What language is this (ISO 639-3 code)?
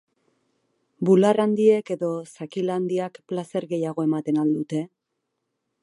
eus